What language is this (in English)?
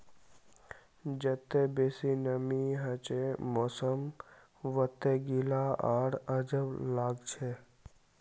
Magahi